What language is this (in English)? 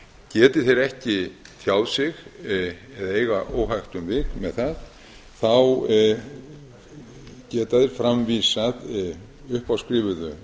Icelandic